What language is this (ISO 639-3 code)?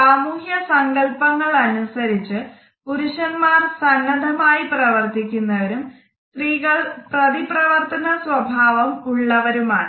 mal